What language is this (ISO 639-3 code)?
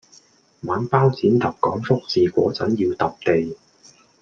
yue